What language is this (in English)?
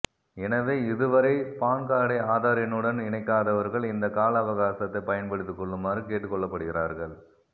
Tamil